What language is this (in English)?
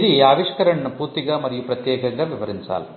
Telugu